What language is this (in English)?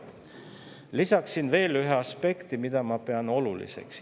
Estonian